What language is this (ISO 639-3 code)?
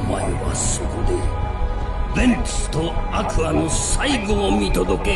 jpn